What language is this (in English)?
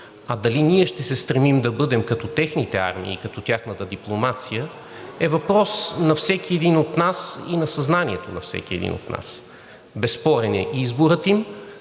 Bulgarian